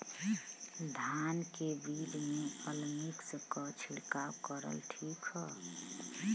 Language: Bhojpuri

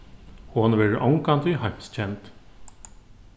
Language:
Faroese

